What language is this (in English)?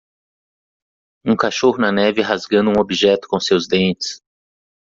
Portuguese